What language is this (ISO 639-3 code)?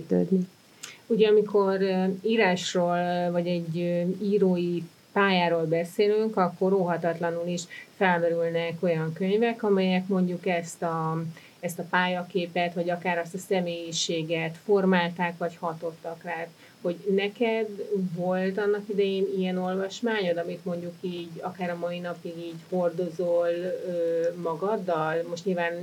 hun